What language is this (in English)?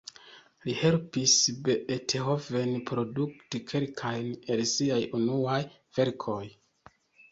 Esperanto